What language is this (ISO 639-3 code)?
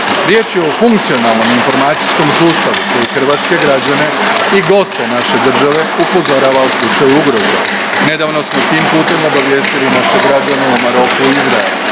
hrv